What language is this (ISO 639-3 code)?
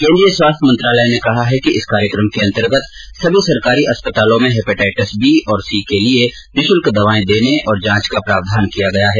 hin